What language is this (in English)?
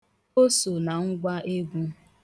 Igbo